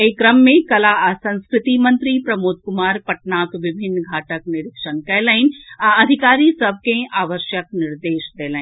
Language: Maithili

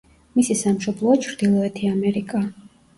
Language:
Georgian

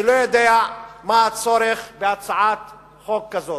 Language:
Hebrew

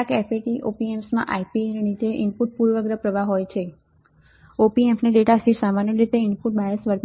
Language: Gujarati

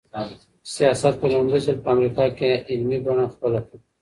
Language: Pashto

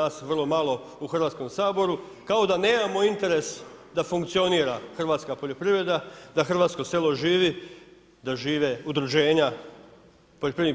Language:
Croatian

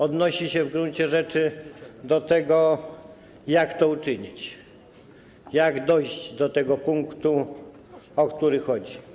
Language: Polish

